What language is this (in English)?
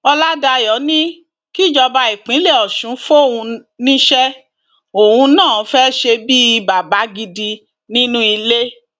Yoruba